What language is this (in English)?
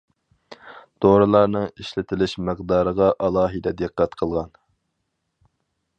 Uyghur